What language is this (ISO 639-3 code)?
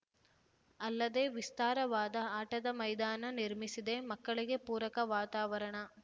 kan